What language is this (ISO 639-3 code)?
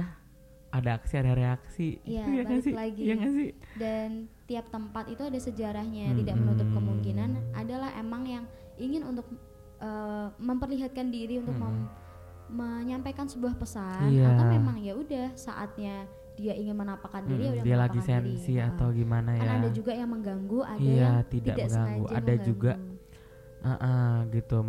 ind